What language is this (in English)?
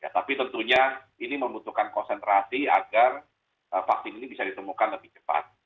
Indonesian